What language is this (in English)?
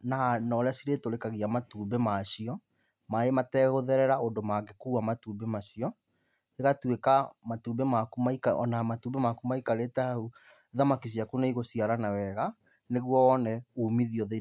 Kikuyu